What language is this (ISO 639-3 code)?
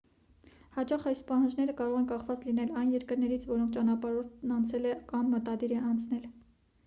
hye